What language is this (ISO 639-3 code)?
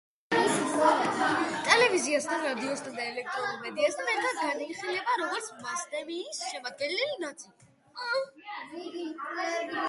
kat